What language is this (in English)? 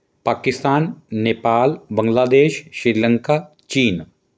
Punjabi